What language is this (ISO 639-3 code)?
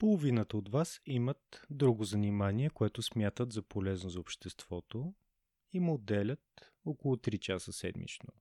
bul